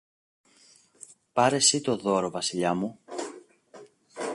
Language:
Greek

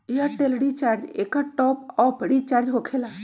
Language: Magahi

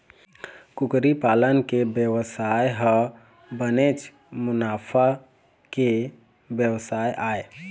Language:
Chhattisgarhi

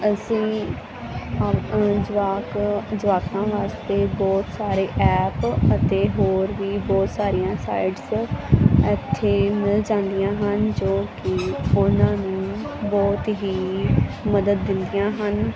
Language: Punjabi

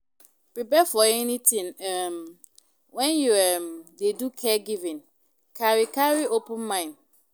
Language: Nigerian Pidgin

